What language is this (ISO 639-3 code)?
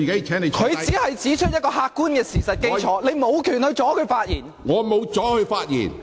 yue